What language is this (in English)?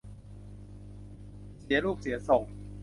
Thai